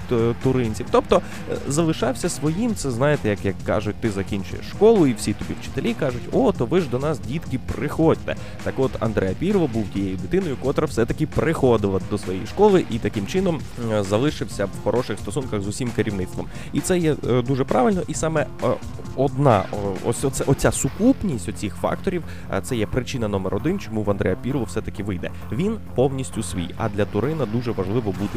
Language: Ukrainian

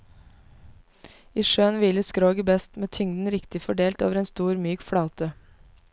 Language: Norwegian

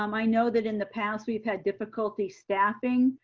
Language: English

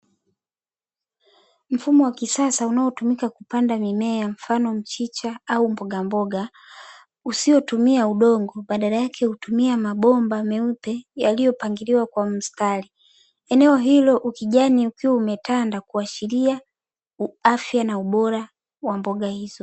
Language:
Swahili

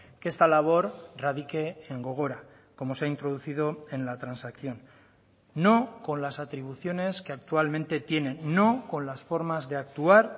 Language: Spanish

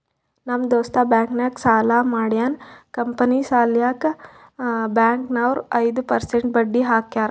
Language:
Kannada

